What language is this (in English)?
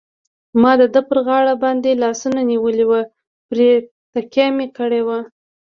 Pashto